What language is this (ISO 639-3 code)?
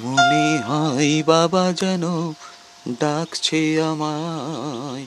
ben